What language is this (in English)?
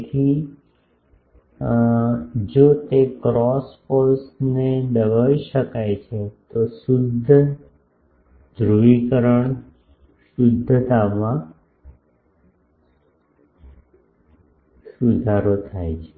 Gujarati